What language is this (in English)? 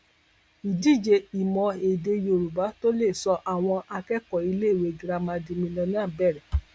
Yoruba